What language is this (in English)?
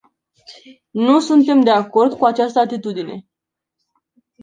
Romanian